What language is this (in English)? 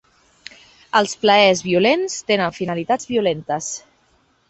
Catalan